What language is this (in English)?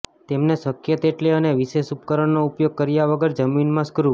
Gujarati